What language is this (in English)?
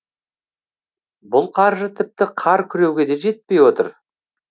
Kazakh